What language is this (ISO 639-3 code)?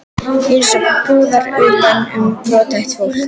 isl